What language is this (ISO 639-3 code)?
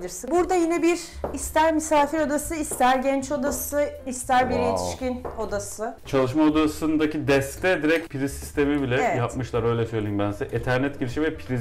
tur